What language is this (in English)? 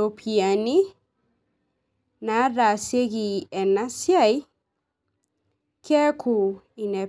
Masai